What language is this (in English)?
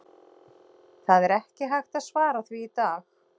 Icelandic